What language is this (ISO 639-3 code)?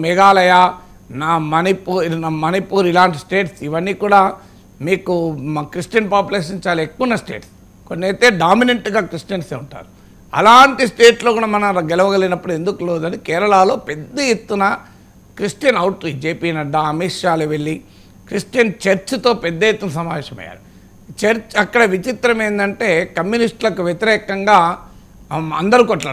tel